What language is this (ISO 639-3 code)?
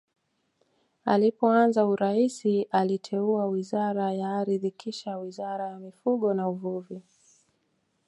swa